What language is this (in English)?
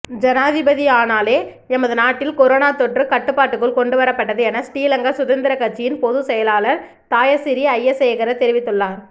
Tamil